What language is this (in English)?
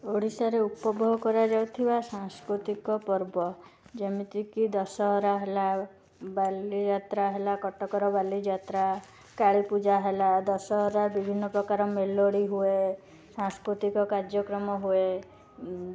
Odia